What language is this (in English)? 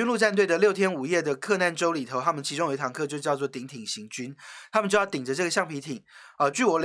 Chinese